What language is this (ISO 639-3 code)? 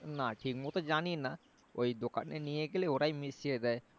ben